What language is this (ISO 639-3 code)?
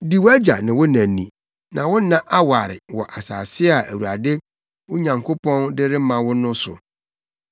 aka